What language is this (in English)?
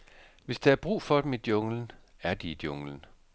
Danish